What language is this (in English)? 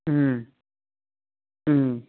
Manipuri